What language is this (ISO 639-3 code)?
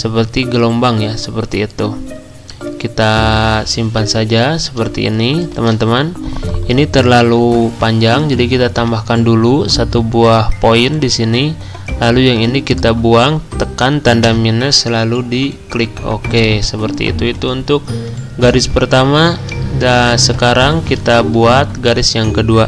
ind